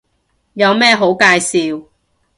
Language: Cantonese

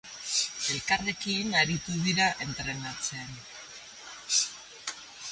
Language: Basque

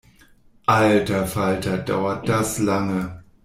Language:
German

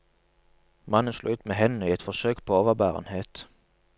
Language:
Norwegian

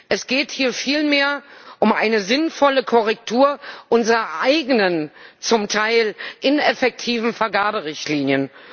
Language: German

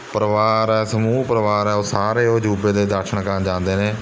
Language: Punjabi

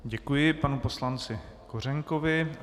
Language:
Czech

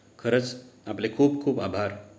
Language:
Marathi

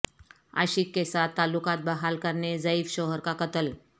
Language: Urdu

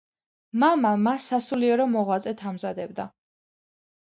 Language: Georgian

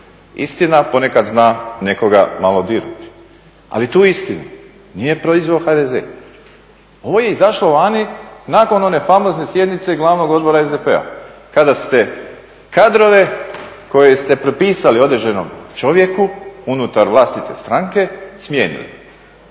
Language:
Croatian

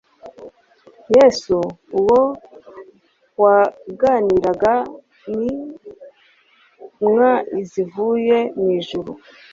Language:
Kinyarwanda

